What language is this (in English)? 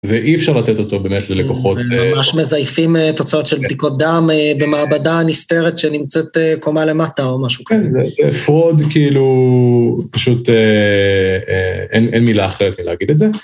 Hebrew